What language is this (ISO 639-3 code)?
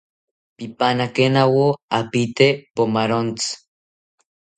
cpy